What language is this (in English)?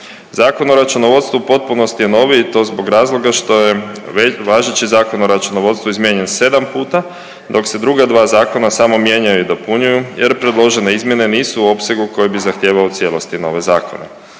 Croatian